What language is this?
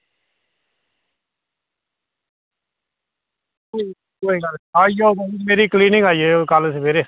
Dogri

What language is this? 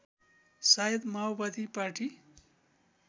Nepali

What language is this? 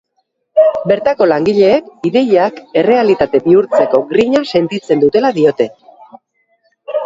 Basque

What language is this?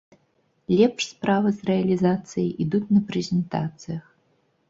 Belarusian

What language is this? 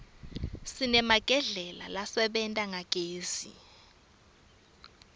Swati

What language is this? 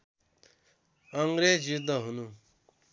Nepali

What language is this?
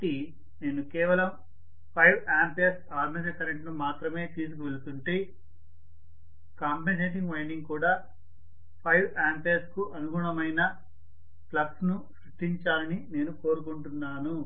Telugu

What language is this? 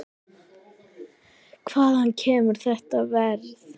Icelandic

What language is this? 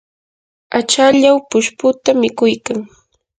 Yanahuanca Pasco Quechua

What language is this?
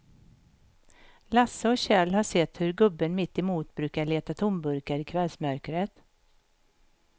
Swedish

